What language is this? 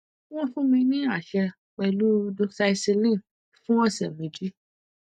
Yoruba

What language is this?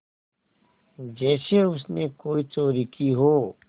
Hindi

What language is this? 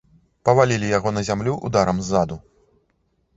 Belarusian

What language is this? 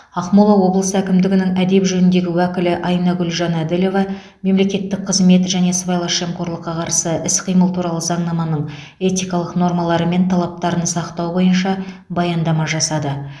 Kazakh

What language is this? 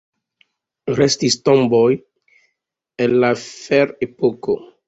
Esperanto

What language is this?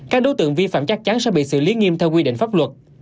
Vietnamese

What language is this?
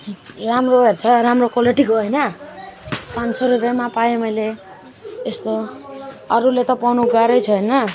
Nepali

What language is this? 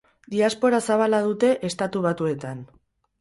Basque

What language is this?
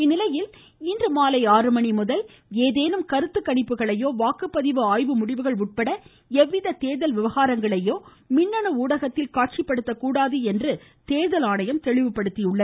Tamil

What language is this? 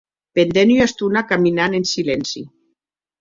Occitan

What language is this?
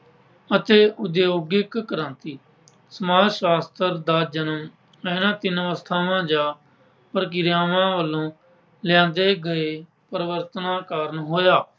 Punjabi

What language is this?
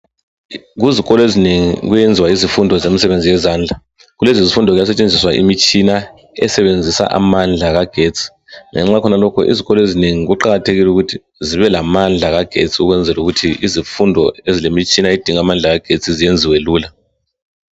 North Ndebele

